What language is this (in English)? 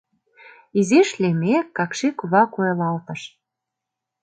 Mari